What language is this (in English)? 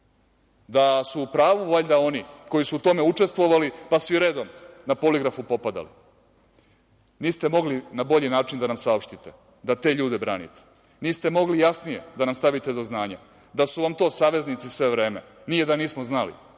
Serbian